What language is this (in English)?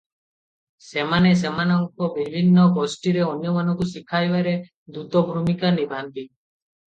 Odia